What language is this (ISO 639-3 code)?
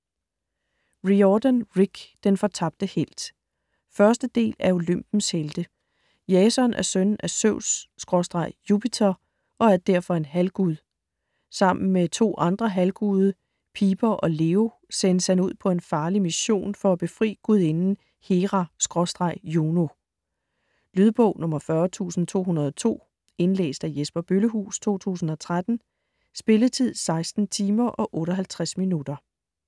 dan